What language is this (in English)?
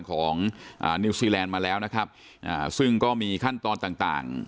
Thai